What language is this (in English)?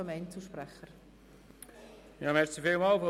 Swiss German